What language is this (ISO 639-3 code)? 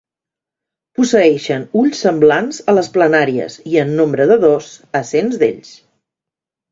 cat